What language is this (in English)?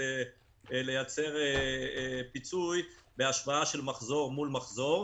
Hebrew